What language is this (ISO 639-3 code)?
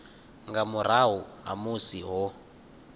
ven